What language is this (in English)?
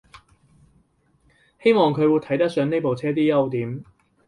Cantonese